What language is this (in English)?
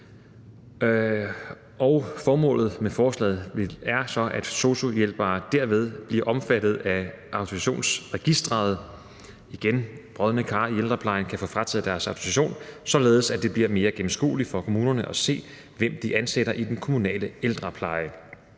Danish